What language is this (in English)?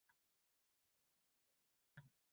Uzbek